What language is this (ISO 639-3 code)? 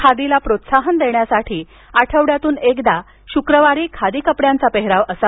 mar